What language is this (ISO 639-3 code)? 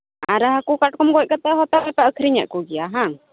sat